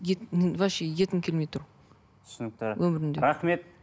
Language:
Kazakh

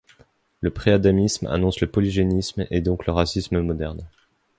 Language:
French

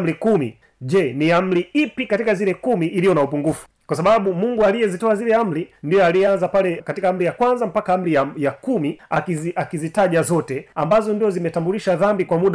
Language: Swahili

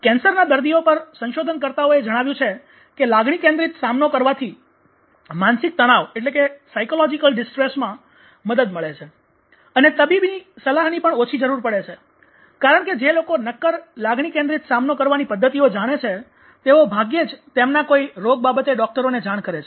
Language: Gujarati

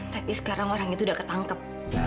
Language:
Indonesian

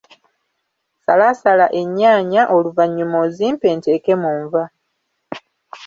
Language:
Ganda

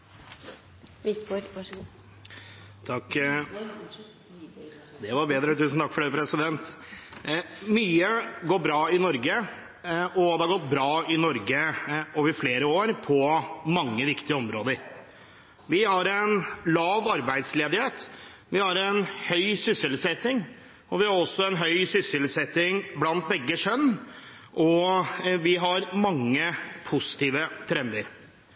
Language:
Norwegian Bokmål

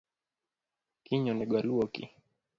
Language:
Luo (Kenya and Tanzania)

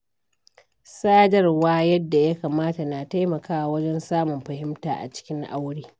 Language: Hausa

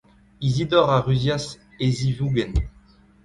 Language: Breton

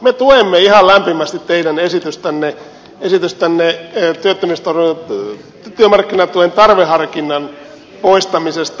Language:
Finnish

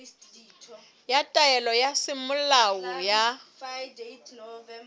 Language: Southern Sotho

